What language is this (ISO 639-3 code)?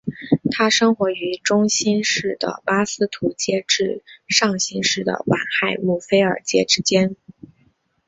zho